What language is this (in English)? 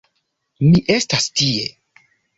Esperanto